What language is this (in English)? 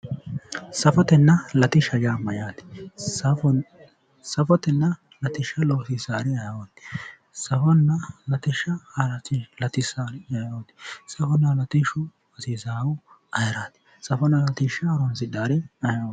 Sidamo